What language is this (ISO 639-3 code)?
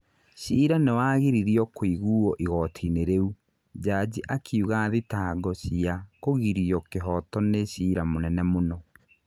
kik